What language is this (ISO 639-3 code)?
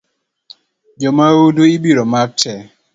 luo